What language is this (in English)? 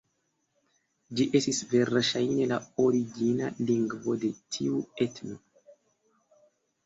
Esperanto